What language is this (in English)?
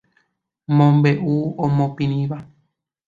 Guarani